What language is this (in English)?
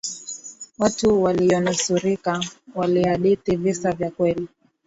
Swahili